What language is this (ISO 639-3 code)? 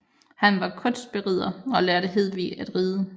dan